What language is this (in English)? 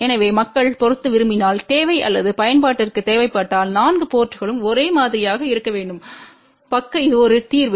Tamil